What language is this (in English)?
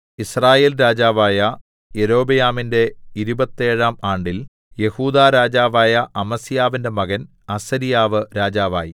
Malayalam